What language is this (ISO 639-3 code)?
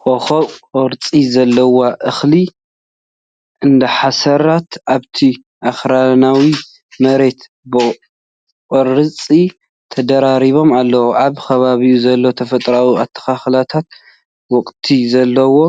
tir